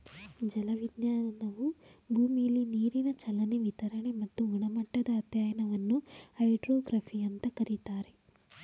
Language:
Kannada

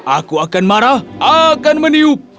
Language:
Indonesian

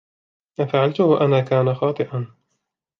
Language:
Arabic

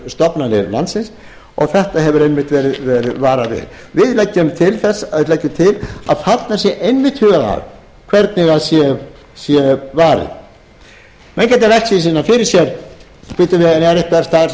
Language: Icelandic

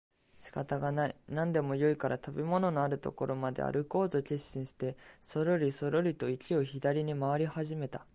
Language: Japanese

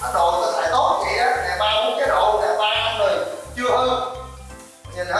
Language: Vietnamese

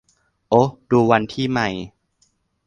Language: Thai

